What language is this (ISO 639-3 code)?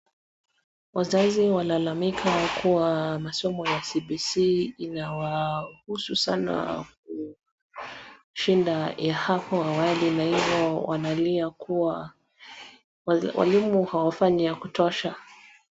swa